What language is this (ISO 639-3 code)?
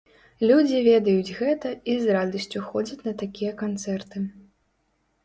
bel